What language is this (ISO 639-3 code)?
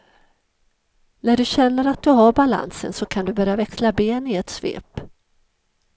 swe